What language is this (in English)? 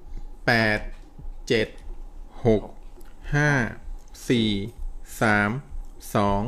Thai